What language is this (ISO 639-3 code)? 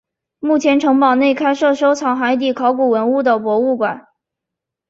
zho